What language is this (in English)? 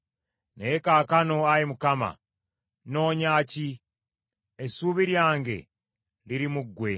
Ganda